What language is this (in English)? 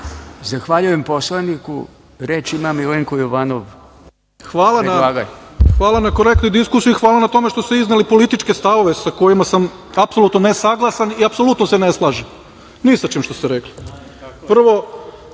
Serbian